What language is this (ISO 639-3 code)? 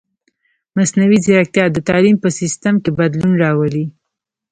pus